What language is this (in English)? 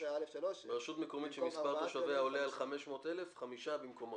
Hebrew